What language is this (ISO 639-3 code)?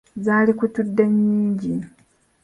lug